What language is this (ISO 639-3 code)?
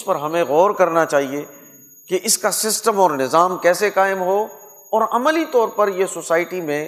urd